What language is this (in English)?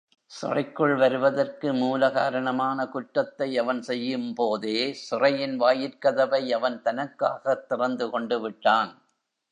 Tamil